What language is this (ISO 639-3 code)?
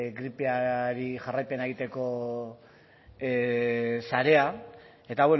eus